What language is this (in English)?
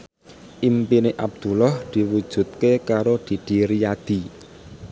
Javanese